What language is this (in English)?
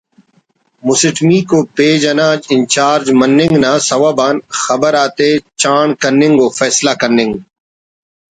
Brahui